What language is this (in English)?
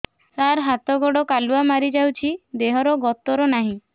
Odia